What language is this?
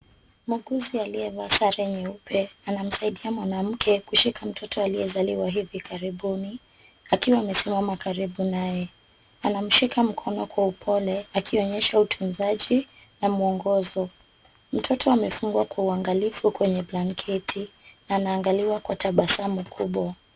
Swahili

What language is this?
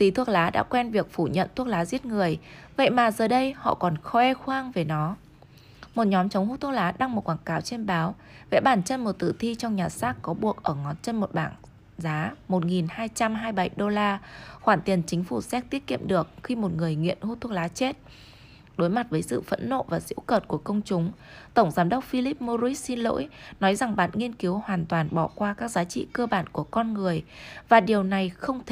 Vietnamese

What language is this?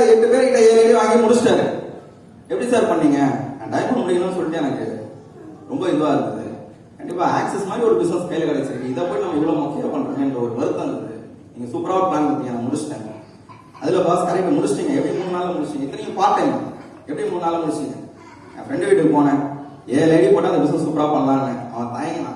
Tamil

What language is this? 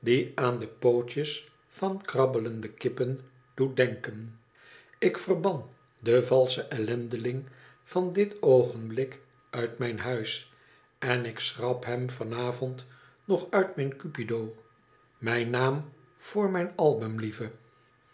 Dutch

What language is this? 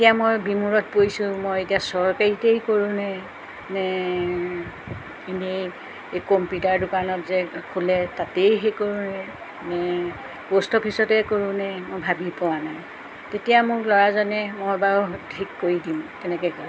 Assamese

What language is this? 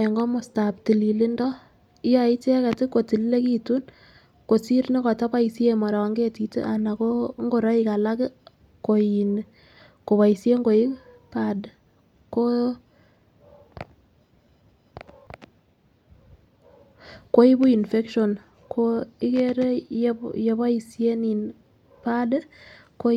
Kalenjin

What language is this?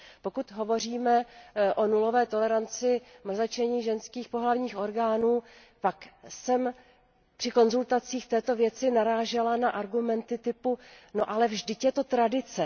Czech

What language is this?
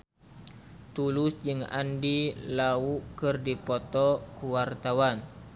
Sundanese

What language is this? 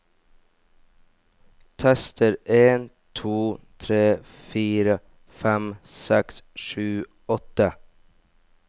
Norwegian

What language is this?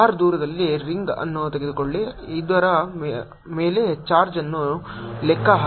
Kannada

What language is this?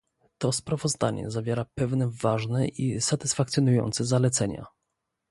Polish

